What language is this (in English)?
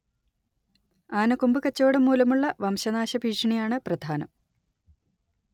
Malayalam